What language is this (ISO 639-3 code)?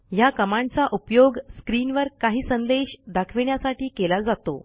mar